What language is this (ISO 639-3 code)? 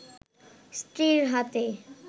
ben